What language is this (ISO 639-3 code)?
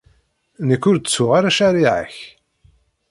kab